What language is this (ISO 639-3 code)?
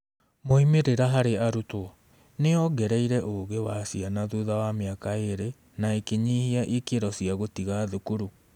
kik